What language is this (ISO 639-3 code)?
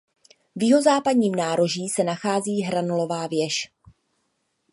ces